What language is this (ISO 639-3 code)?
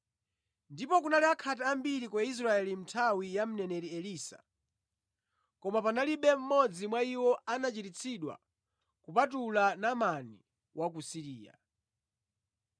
nya